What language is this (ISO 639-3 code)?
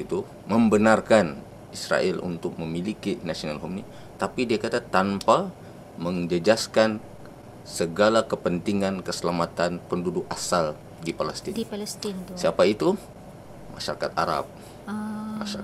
msa